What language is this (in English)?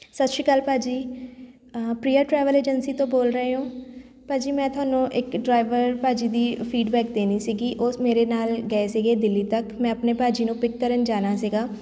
Punjabi